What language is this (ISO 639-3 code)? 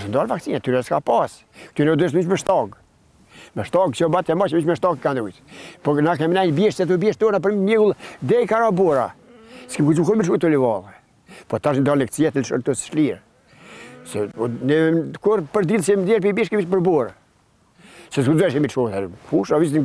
ron